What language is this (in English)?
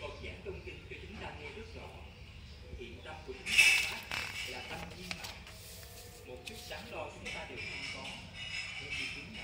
Vietnamese